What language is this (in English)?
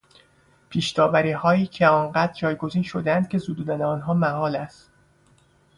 Persian